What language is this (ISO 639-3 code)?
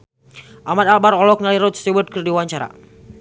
sun